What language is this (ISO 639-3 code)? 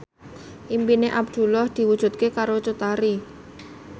jav